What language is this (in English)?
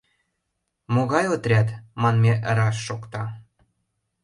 Mari